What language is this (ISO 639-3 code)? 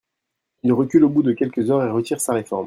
fra